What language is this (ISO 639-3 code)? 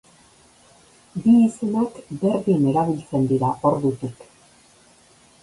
eus